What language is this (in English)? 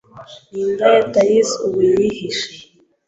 Kinyarwanda